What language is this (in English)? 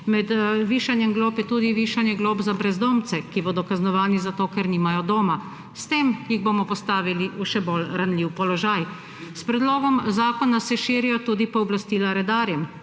Slovenian